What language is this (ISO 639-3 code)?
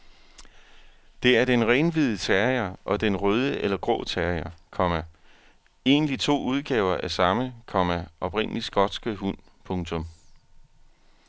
dan